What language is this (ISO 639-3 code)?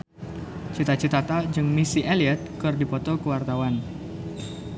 sun